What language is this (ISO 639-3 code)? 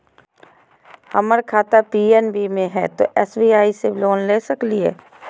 mag